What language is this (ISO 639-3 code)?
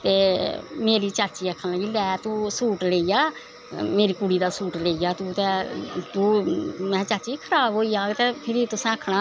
doi